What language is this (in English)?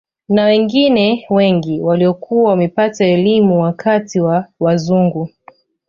Swahili